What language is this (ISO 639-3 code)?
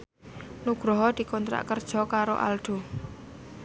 jav